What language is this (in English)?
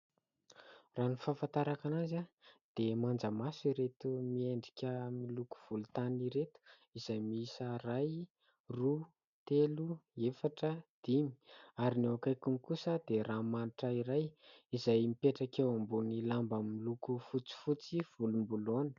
Malagasy